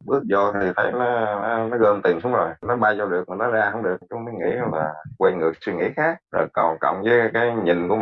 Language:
Vietnamese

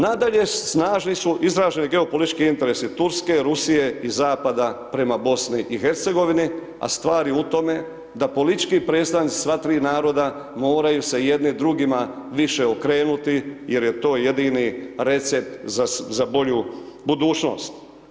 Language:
Croatian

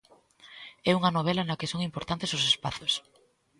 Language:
Galician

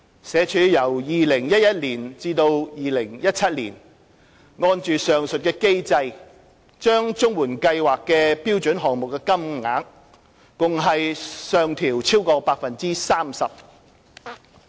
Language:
Cantonese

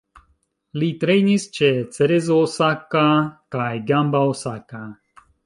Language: Esperanto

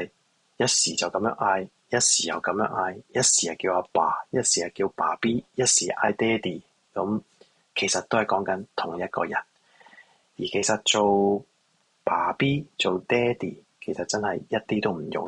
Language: Chinese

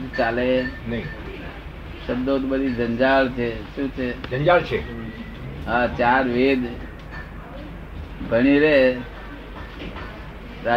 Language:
Gujarati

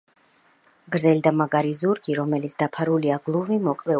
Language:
Georgian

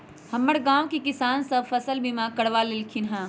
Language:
Magahi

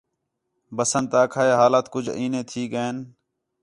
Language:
Khetrani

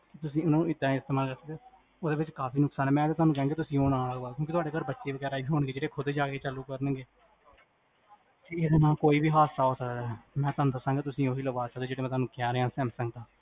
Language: Punjabi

